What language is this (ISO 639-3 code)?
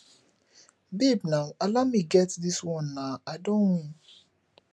pcm